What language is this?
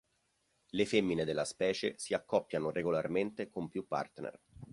Italian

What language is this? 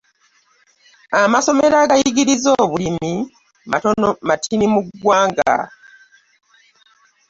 Ganda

